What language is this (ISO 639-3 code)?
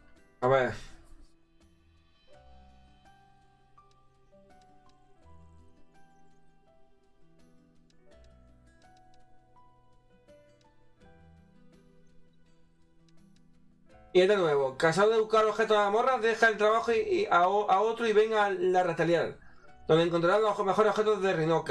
spa